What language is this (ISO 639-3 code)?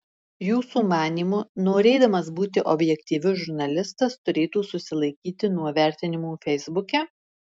lit